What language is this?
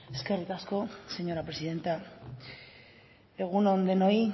Basque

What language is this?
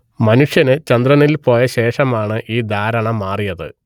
Malayalam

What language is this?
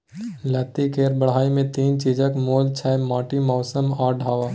Maithili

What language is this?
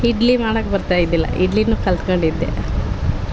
Kannada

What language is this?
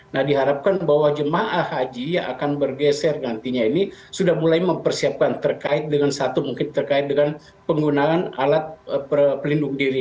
Indonesian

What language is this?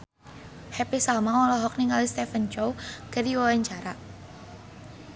Sundanese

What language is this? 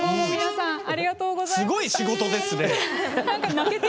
Japanese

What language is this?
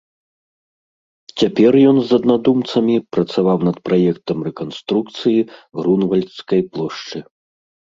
Belarusian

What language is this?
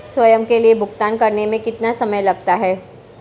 Hindi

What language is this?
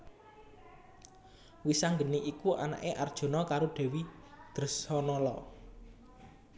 Javanese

